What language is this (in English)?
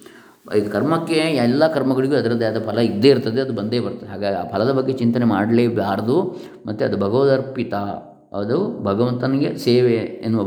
Kannada